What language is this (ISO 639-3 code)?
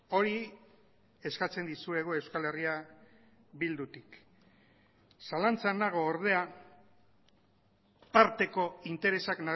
eus